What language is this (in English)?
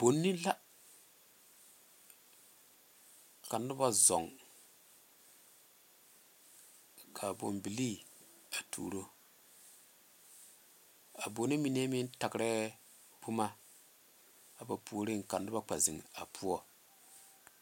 Southern Dagaare